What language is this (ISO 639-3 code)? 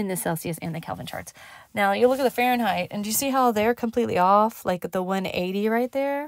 eng